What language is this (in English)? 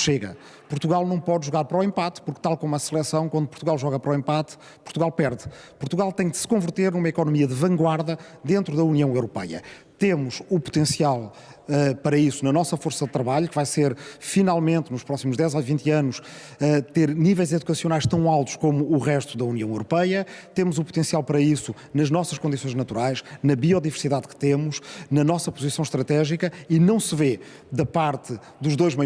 Portuguese